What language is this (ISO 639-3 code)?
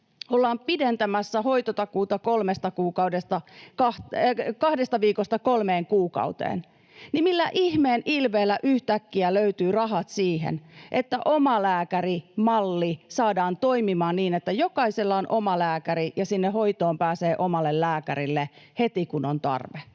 fin